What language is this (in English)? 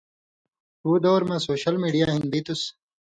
Indus Kohistani